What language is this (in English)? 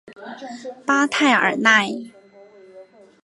Chinese